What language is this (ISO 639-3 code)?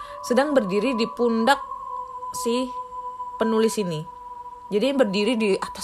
ind